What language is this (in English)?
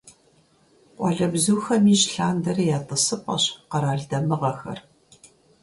Kabardian